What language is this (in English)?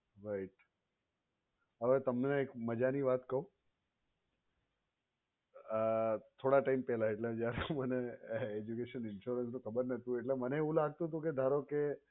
Gujarati